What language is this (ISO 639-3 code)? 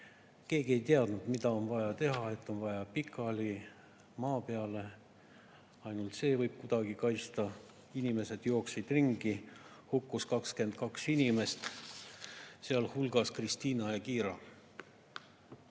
est